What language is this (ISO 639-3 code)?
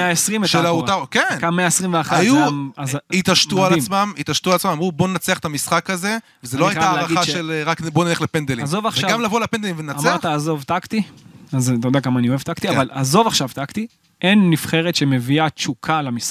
heb